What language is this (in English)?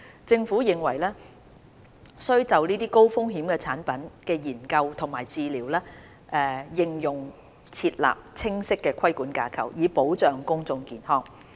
Cantonese